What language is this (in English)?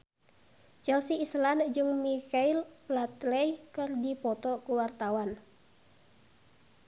Sundanese